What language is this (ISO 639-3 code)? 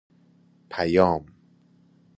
fas